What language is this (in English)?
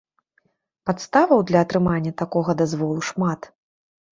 Belarusian